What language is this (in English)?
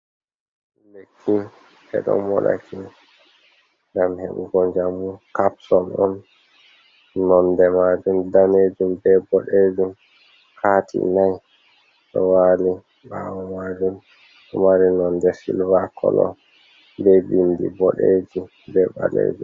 Fula